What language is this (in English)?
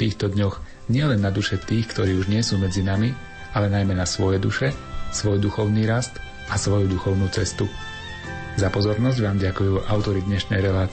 Slovak